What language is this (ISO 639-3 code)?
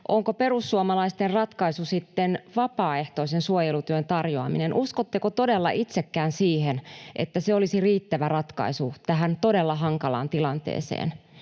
fin